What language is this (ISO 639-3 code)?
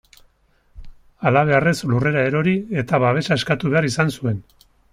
eus